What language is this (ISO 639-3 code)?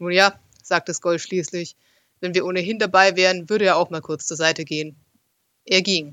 deu